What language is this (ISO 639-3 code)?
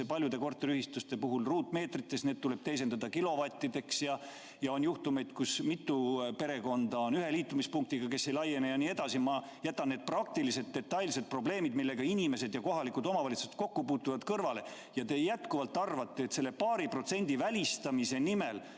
est